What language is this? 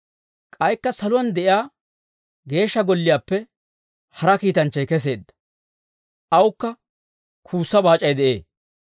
Dawro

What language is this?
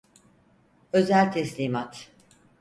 Turkish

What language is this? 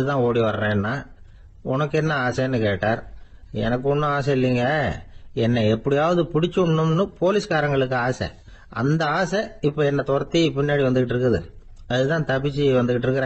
Tamil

